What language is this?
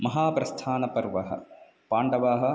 Sanskrit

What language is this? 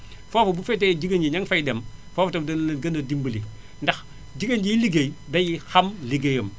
Wolof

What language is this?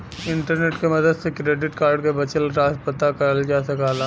Bhojpuri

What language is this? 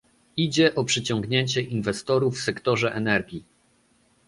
Polish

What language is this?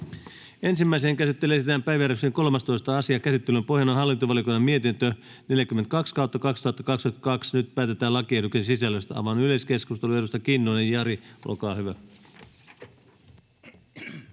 Finnish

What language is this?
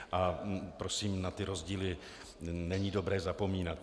Czech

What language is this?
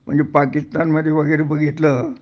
Marathi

